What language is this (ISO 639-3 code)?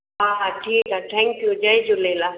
snd